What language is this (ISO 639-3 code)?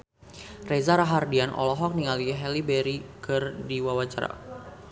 sun